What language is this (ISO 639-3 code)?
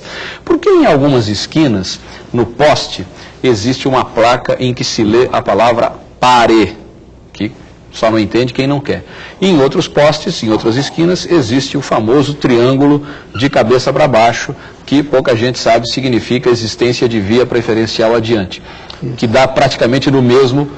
por